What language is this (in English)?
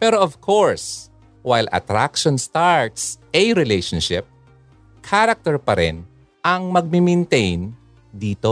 Filipino